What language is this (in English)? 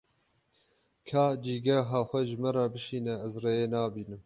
Kurdish